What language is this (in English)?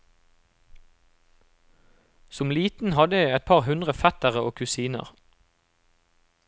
Norwegian